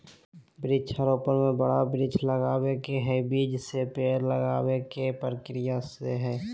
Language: Magahi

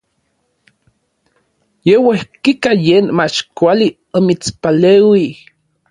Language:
Orizaba Nahuatl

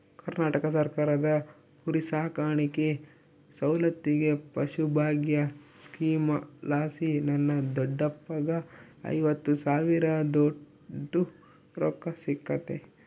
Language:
Kannada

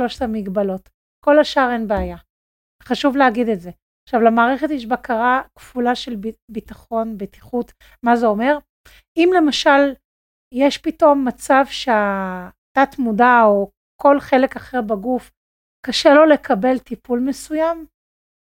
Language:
Hebrew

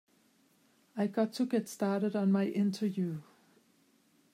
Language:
English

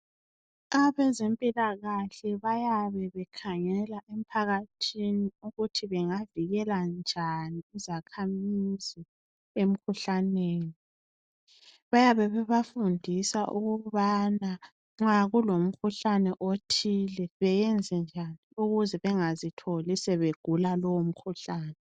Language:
North Ndebele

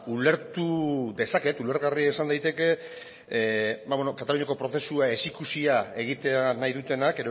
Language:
Basque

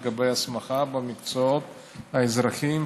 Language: Hebrew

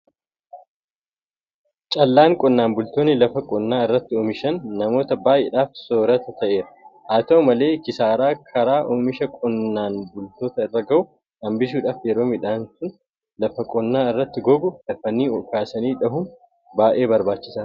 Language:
Oromo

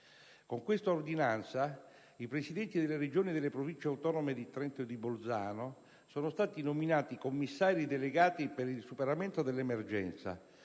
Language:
Italian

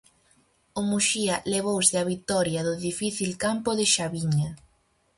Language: Galician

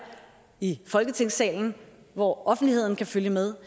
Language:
Danish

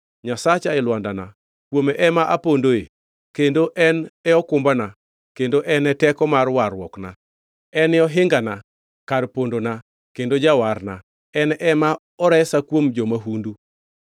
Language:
Luo (Kenya and Tanzania)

